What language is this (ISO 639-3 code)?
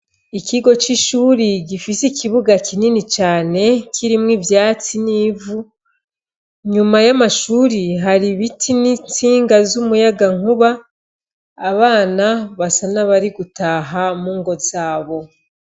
run